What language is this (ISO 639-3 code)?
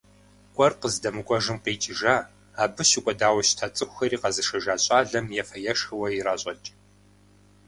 kbd